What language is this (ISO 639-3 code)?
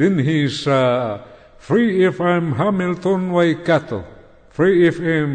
fil